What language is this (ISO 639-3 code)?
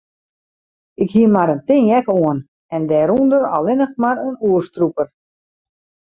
fry